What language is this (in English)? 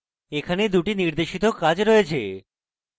Bangla